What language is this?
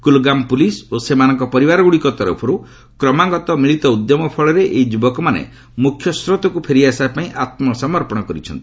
Odia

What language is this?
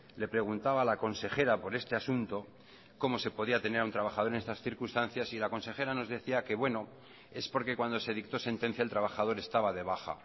Spanish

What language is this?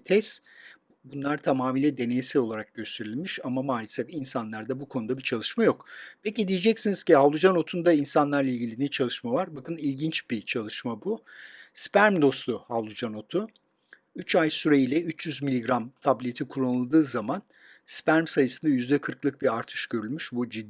Turkish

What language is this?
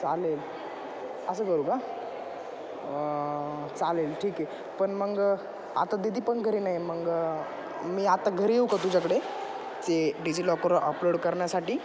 Marathi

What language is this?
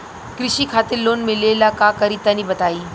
Bhojpuri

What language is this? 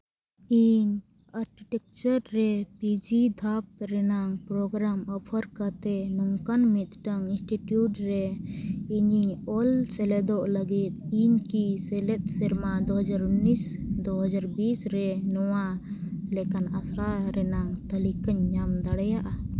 Santali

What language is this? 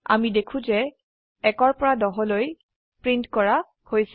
Assamese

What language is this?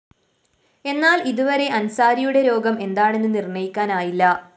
Malayalam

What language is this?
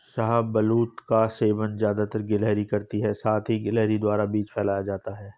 Hindi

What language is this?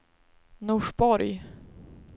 Swedish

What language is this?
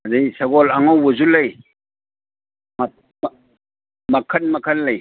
Manipuri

